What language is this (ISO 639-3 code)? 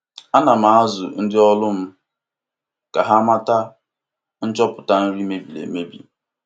ibo